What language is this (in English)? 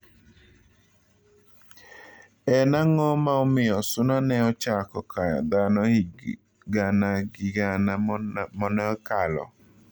Luo (Kenya and Tanzania)